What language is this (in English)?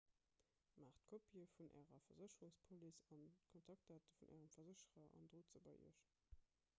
Luxembourgish